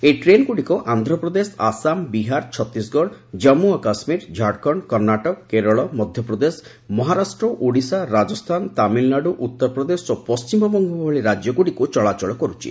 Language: Odia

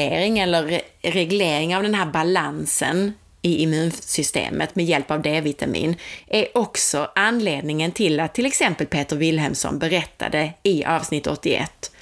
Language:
Swedish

